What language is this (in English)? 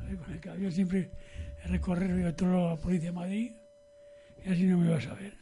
Spanish